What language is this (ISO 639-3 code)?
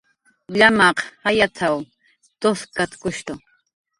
jqr